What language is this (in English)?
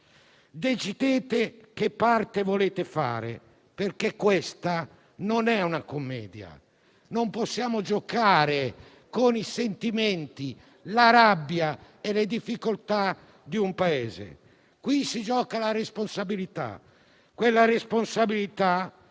Italian